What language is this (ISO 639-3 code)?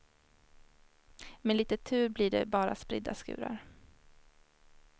swe